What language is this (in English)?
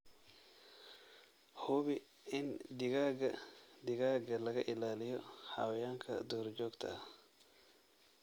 Somali